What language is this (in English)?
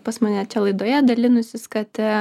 Lithuanian